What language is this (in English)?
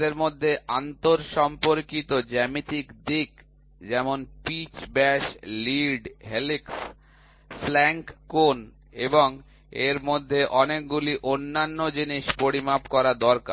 Bangla